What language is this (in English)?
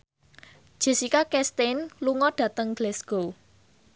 Javanese